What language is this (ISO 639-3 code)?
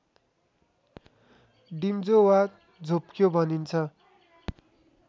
nep